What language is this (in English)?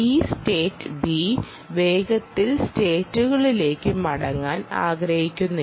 Malayalam